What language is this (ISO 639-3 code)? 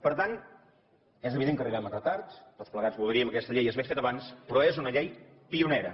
cat